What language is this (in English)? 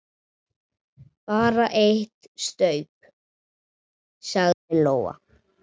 Icelandic